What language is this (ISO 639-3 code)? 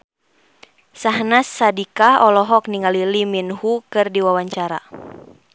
sun